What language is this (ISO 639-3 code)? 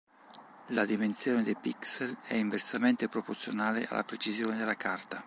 ita